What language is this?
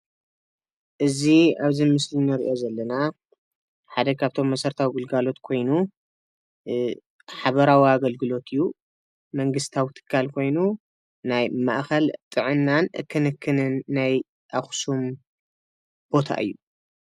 Tigrinya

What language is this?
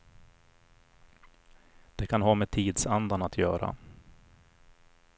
Swedish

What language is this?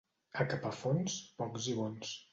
Catalan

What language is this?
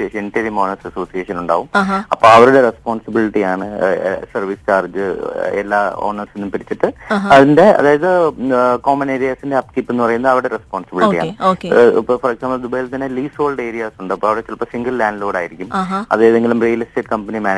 Malayalam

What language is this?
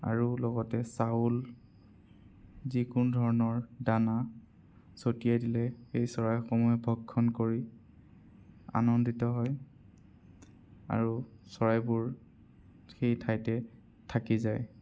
Assamese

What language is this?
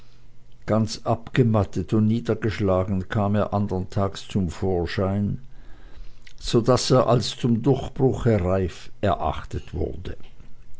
German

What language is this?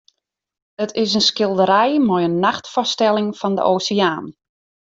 Western Frisian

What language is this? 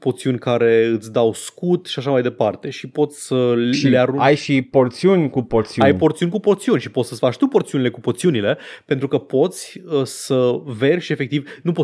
Romanian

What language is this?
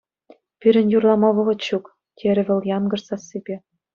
Chuvash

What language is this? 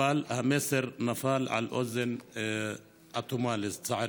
Hebrew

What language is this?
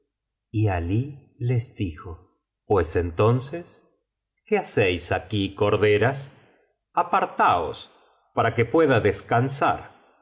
Spanish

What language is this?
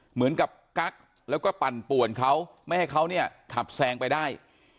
Thai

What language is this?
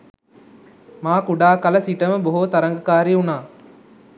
Sinhala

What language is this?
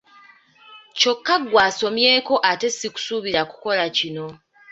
Ganda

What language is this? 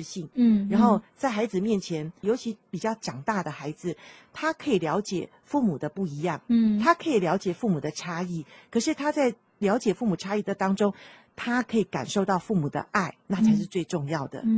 Chinese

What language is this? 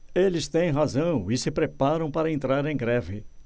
Portuguese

